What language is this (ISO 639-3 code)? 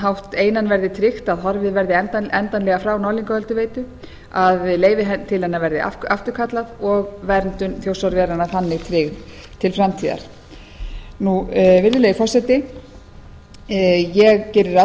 isl